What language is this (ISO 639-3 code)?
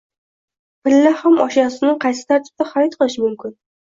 uzb